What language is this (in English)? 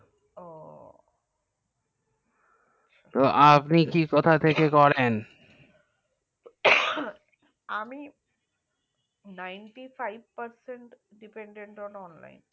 Bangla